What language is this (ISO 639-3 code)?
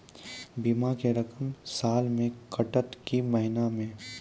mai